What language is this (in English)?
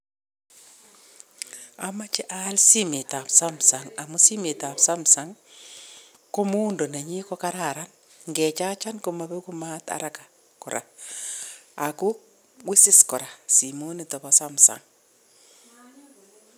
Kalenjin